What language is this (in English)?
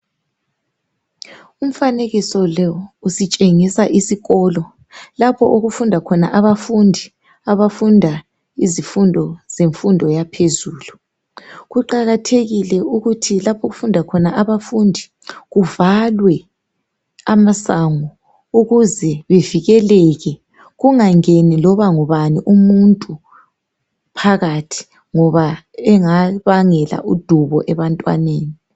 North Ndebele